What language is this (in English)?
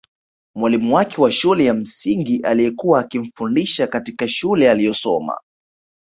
Swahili